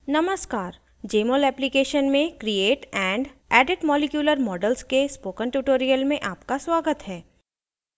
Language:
Hindi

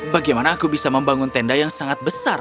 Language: Indonesian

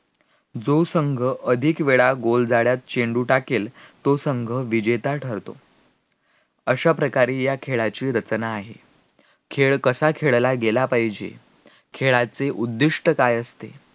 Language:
Marathi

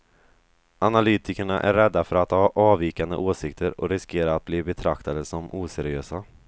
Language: Swedish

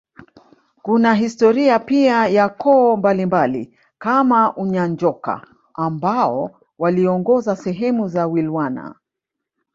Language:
Swahili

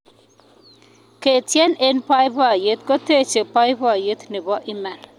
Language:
Kalenjin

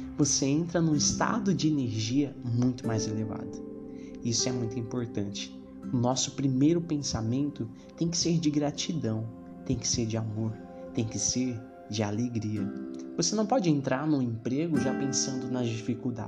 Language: Portuguese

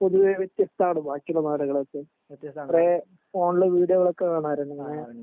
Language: Malayalam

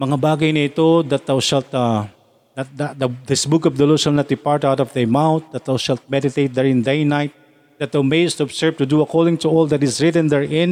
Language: Filipino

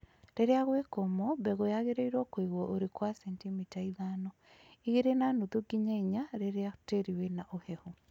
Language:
Kikuyu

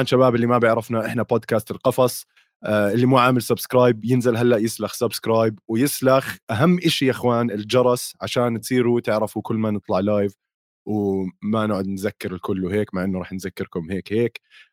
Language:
Arabic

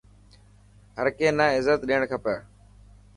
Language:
Dhatki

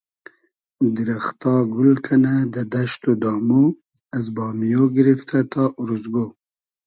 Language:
Hazaragi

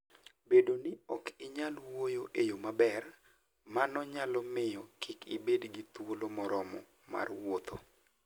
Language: Luo (Kenya and Tanzania)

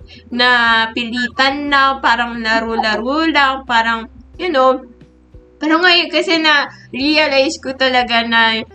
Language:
Filipino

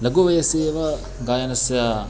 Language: Sanskrit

